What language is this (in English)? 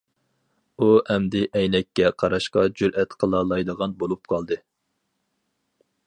Uyghur